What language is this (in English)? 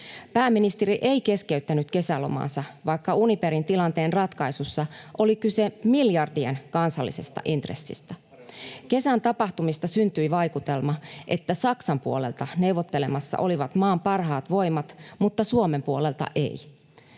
Finnish